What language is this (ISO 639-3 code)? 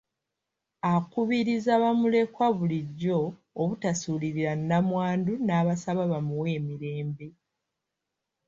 lug